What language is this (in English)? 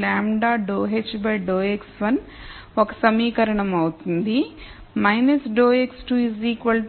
Telugu